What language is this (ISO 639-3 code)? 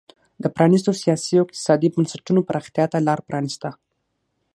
pus